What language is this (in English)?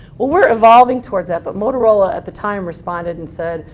English